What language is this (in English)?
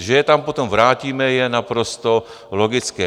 Czech